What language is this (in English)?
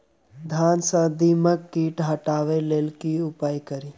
Maithili